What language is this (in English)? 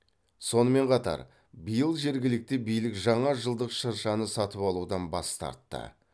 Kazakh